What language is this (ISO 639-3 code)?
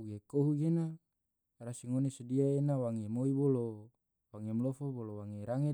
tvo